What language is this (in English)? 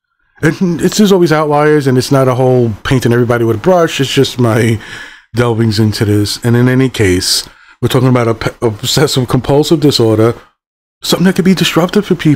English